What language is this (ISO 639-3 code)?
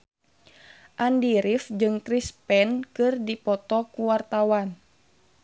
sun